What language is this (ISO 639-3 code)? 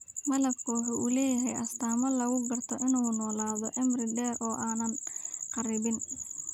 som